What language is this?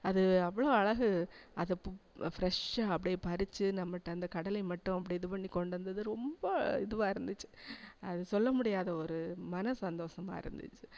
Tamil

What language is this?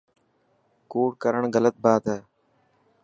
Dhatki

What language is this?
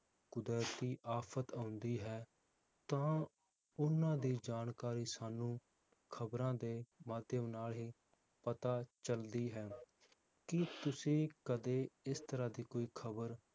Punjabi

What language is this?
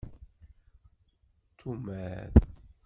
Kabyle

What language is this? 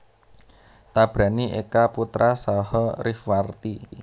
Javanese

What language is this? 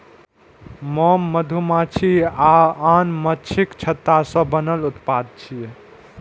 Maithili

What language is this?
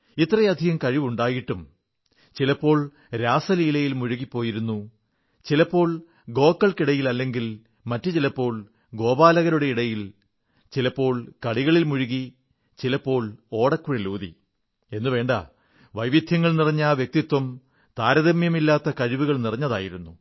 Malayalam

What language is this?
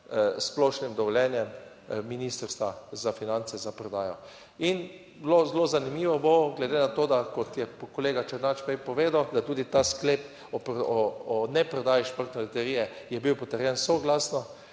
Slovenian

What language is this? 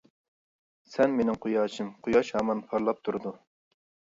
Uyghur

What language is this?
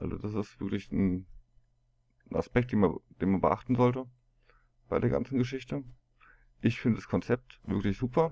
German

